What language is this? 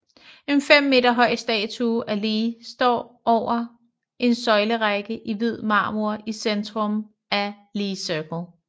Danish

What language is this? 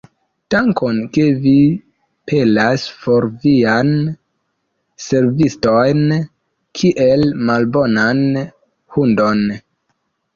Esperanto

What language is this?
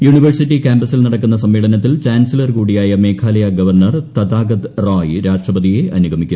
Malayalam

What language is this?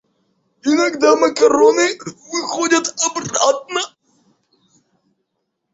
Russian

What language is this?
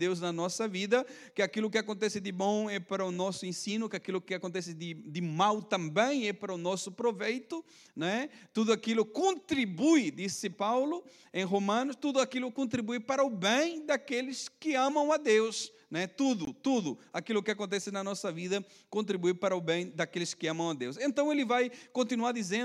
Portuguese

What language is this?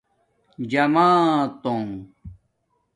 Domaaki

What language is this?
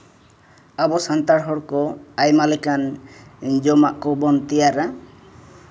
Santali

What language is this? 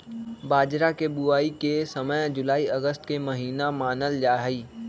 Magahi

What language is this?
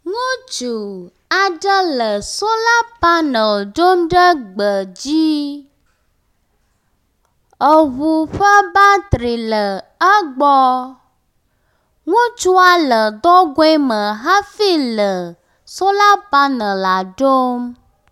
Ewe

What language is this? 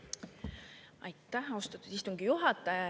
Estonian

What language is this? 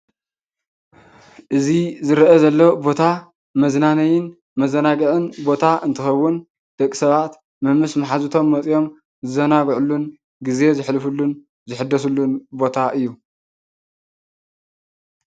Tigrinya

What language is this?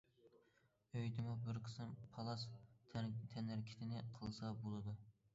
Uyghur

